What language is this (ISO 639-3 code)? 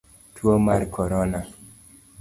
luo